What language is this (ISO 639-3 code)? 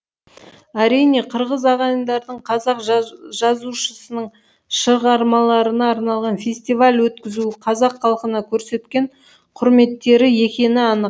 kaz